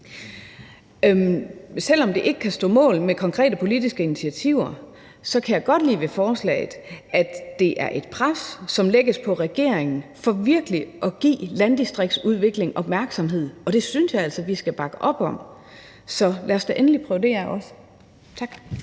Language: Danish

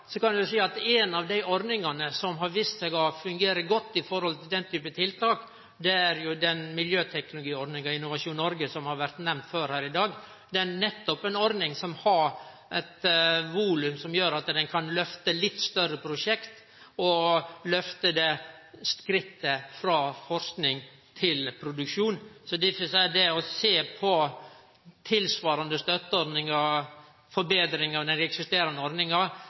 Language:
Norwegian Nynorsk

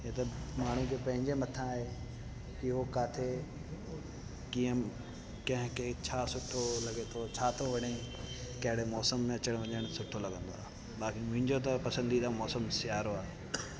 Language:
Sindhi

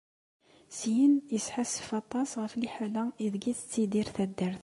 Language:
Kabyle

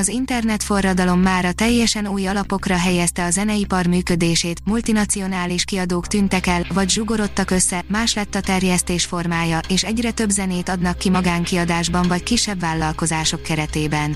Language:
Hungarian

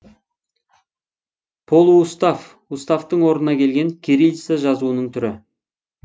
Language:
Kazakh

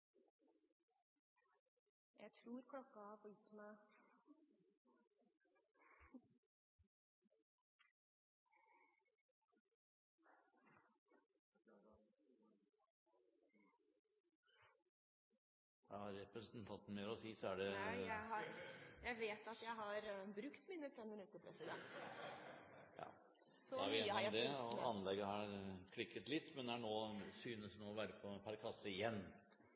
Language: Norwegian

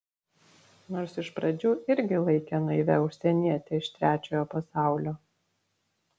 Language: Lithuanian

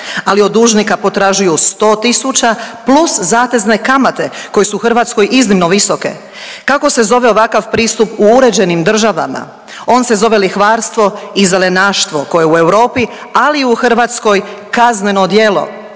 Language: Croatian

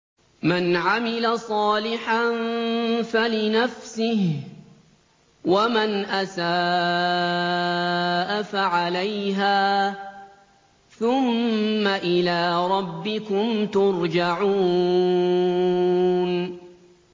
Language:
Arabic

